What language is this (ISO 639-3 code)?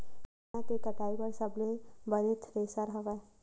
hne